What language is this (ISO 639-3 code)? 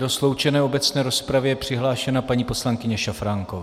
ces